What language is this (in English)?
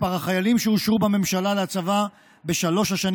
Hebrew